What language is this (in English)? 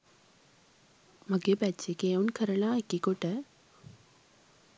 Sinhala